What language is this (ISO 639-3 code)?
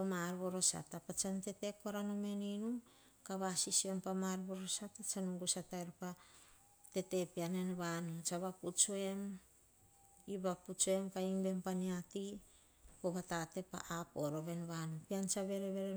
hah